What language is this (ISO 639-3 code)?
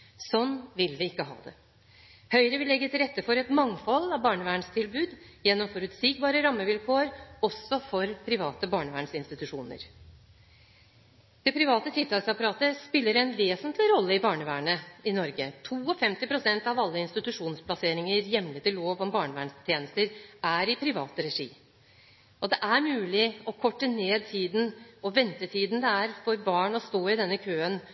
nob